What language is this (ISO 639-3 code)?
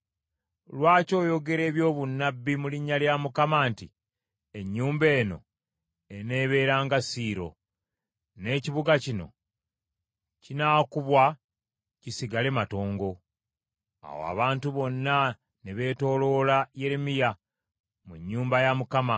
lug